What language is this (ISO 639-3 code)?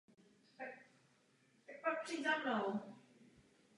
ces